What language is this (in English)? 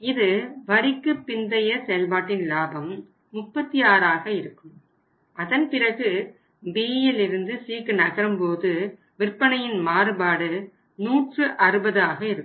Tamil